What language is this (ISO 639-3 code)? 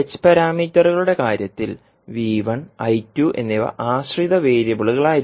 mal